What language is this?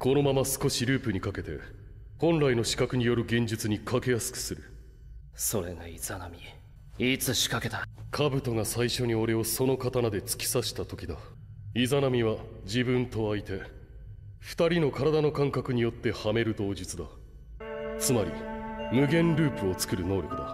Japanese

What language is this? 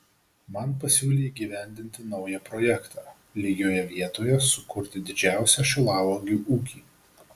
Lithuanian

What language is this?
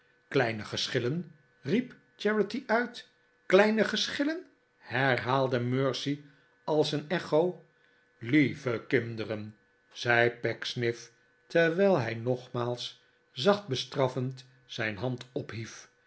Dutch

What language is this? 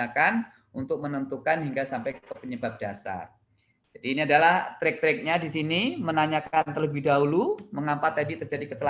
Indonesian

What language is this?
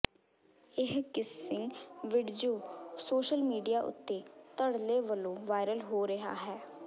Punjabi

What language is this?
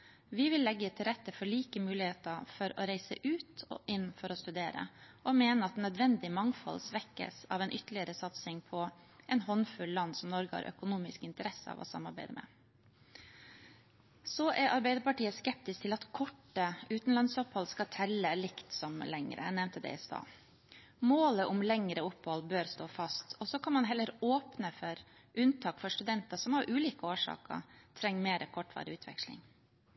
Norwegian Bokmål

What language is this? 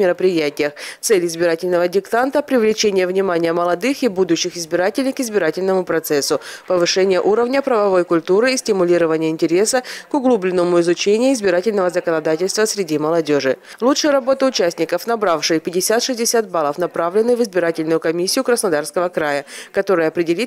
Russian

